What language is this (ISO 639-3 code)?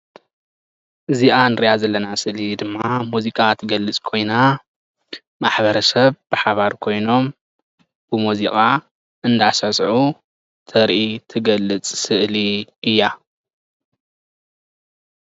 tir